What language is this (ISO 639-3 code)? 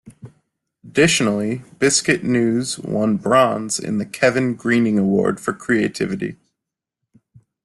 eng